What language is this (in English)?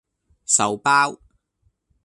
Cantonese